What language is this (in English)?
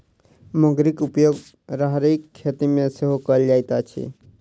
Maithili